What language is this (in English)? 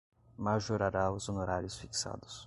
Portuguese